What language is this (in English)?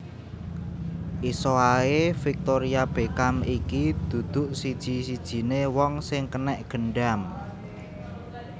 Javanese